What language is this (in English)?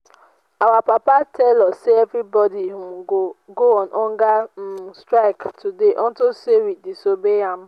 Nigerian Pidgin